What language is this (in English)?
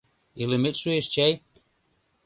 Mari